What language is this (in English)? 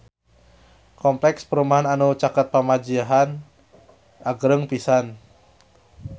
Sundanese